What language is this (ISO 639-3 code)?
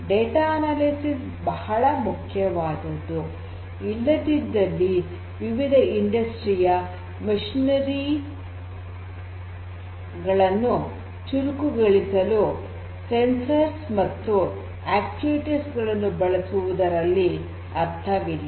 kan